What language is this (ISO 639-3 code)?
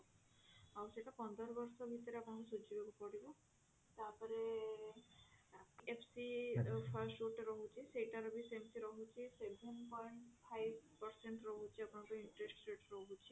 ori